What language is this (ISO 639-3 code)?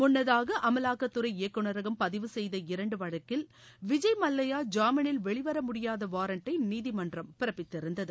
tam